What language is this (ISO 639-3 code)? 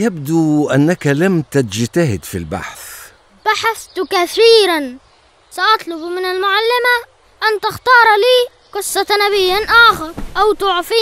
ara